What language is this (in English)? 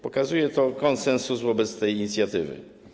Polish